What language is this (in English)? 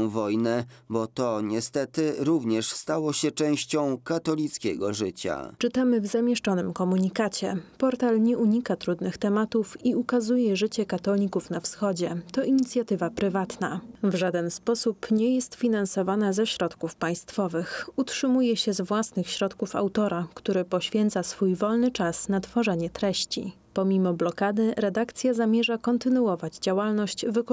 Polish